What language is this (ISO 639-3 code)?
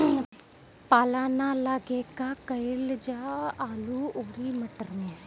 bho